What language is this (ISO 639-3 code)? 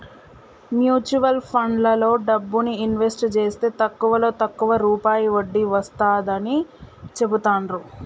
tel